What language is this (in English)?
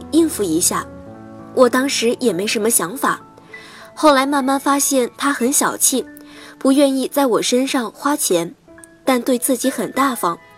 Chinese